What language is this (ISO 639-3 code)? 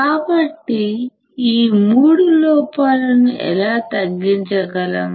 tel